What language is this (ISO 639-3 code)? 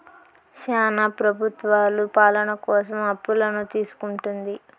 tel